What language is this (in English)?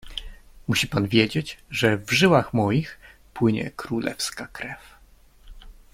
Polish